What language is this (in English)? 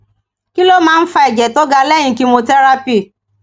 Yoruba